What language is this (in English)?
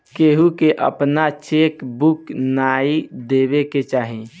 Bhojpuri